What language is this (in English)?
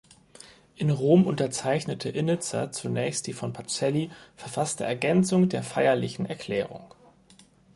German